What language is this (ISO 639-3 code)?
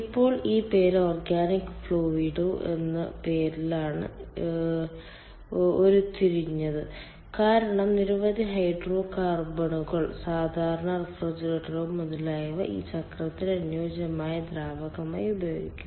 mal